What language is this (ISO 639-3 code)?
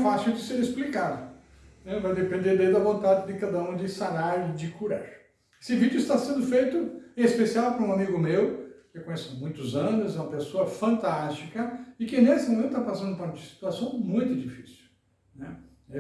por